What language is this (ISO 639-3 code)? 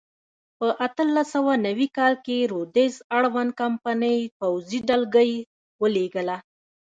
pus